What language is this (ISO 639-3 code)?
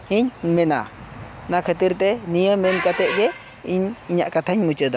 sat